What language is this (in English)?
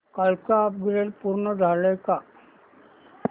Marathi